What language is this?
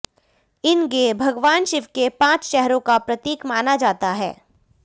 Hindi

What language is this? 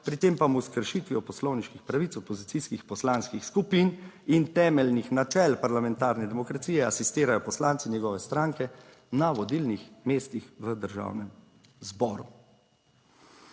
Slovenian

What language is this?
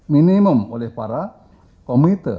Indonesian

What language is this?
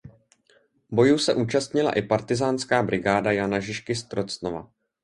Czech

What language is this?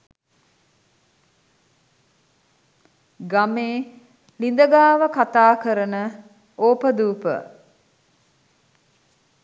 Sinhala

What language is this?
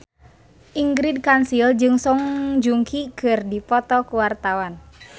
Sundanese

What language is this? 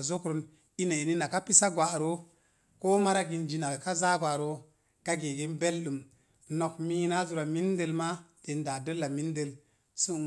Mom Jango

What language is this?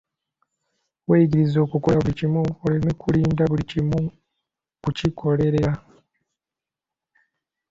Ganda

